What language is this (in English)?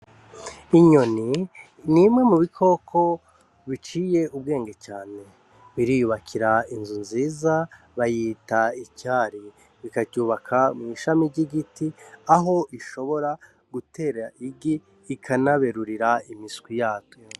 Rundi